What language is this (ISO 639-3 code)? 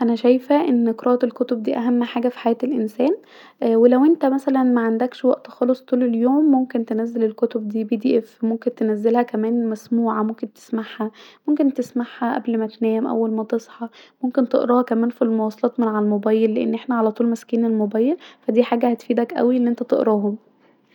arz